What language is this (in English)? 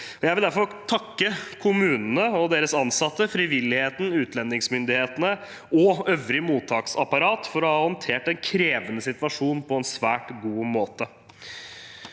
Norwegian